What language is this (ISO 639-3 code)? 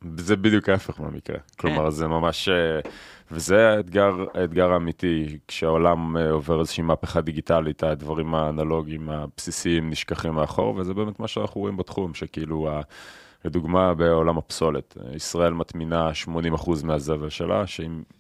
heb